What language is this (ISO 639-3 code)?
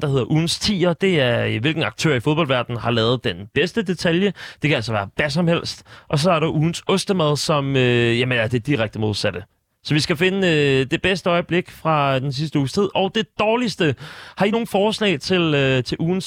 dan